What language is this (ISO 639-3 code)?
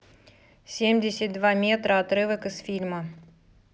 rus